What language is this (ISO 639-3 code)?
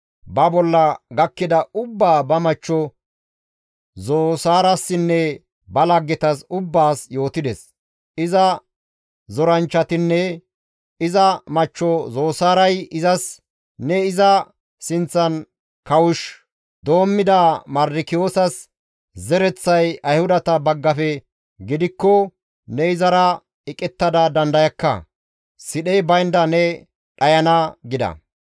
gmv